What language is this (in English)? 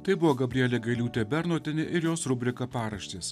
Lithuanian